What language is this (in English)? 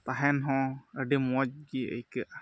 Santali